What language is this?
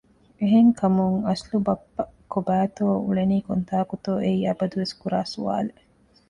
Divehi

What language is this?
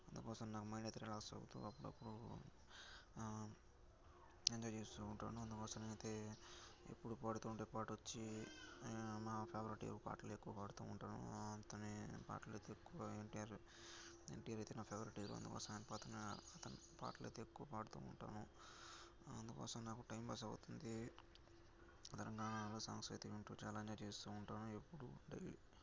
Telugu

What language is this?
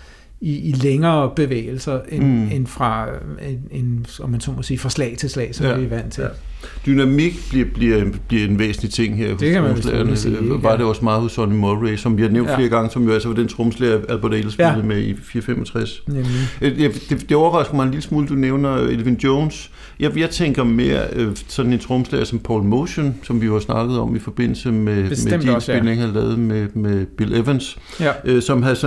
Danish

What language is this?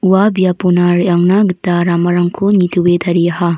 Garo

